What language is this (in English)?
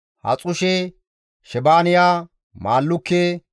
Gamo